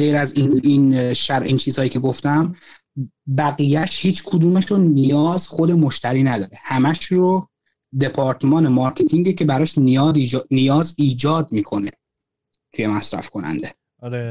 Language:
Persian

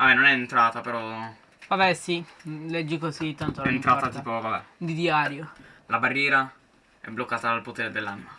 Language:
Italian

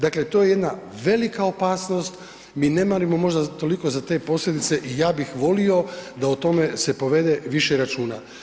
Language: Croatian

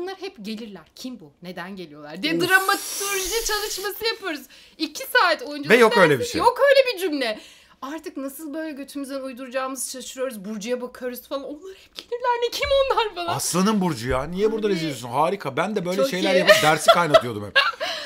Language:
Turkish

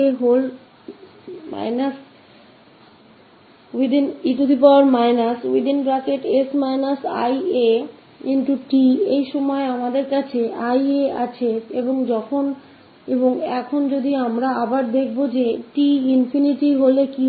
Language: Hindi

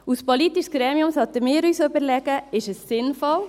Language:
Swiss German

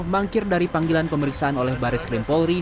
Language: Indonesian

